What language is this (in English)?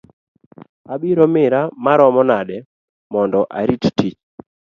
Luo (Kenya and Tanzania)